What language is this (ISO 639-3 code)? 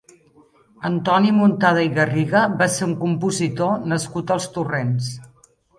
cat